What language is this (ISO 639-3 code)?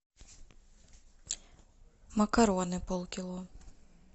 rus